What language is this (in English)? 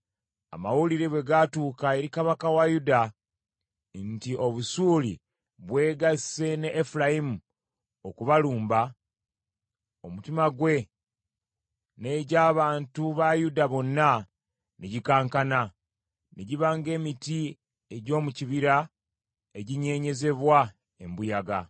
Ganda